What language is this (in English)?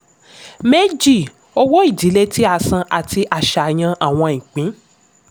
Yoruba